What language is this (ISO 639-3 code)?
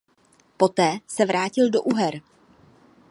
ces